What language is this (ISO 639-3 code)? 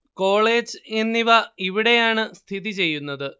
mal